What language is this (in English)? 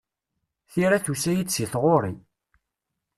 Kabyle